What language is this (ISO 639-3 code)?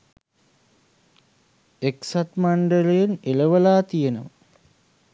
sin